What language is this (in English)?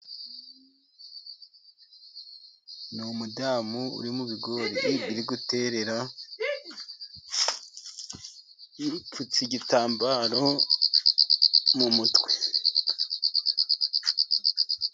Kinyarwanda